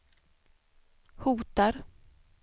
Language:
Swedish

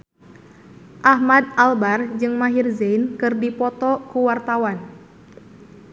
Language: Sundanese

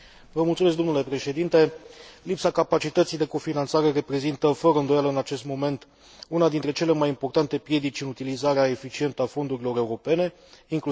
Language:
Romanian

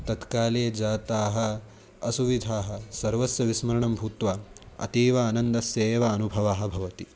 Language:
Sanskrit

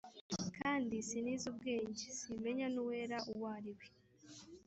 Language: Kinyarwanda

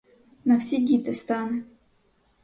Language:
Ukrainian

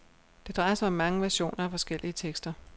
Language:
Danish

